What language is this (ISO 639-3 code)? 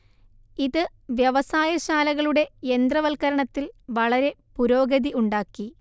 mal